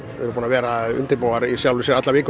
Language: Icelandic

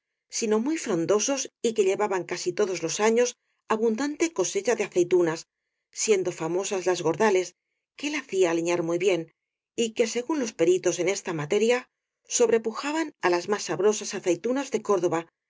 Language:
Spanish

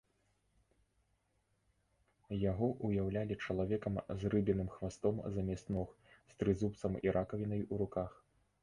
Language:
Belarusian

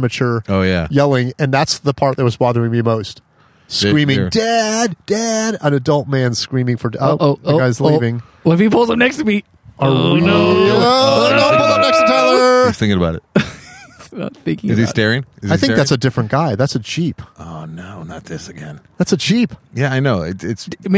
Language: English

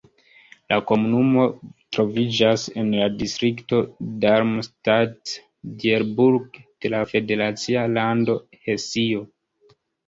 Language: Esperanto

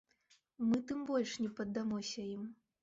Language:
Belarusian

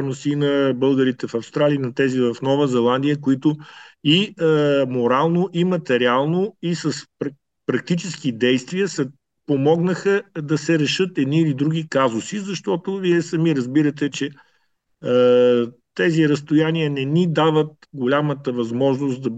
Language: Bulgarian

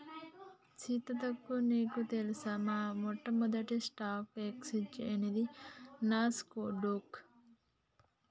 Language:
Telugu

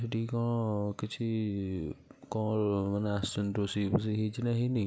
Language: Odia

